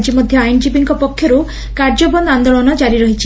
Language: Odia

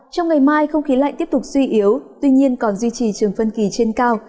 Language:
Vietnamese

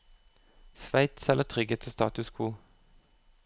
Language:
Norwegian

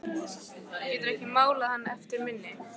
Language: Icelandic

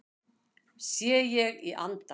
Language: Icelandic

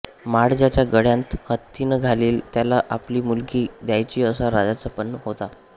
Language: Marathi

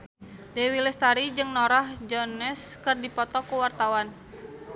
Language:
Sundanese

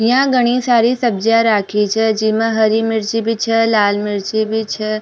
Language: Rajasthani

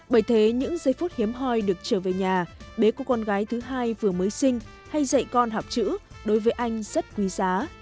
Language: Vietnamese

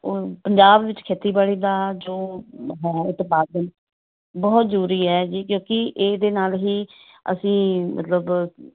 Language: Punjabi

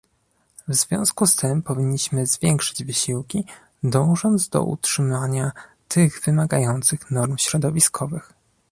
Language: Polish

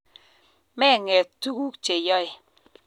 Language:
Kalenjin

